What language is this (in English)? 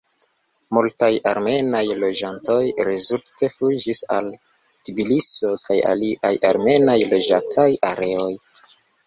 Esperanto